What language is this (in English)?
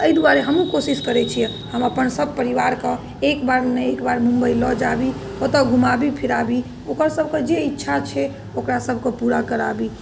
Maithili